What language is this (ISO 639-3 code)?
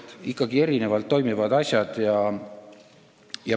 est